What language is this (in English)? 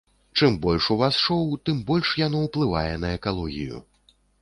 Belarusian